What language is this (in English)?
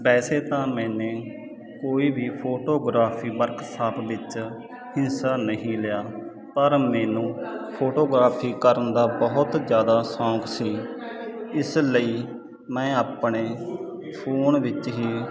Punjabi